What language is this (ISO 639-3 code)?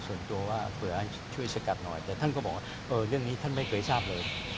tha